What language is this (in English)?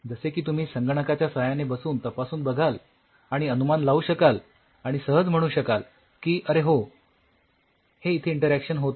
Marathi